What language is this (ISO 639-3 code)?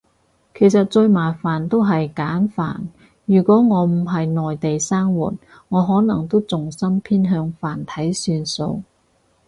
yue